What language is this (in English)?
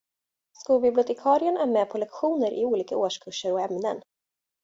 Swedish